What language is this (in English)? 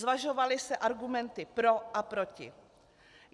Czech